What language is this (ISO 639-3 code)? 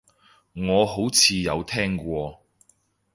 yue